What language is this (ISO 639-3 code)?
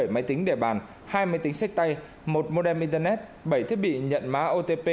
vie